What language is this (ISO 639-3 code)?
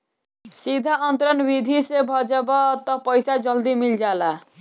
bho